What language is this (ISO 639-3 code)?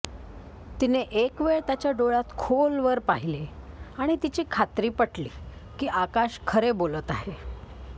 mar